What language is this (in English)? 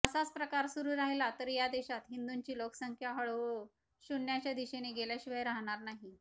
Marathi